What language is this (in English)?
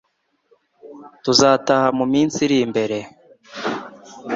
Kinyarwanda